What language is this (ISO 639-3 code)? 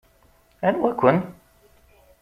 kab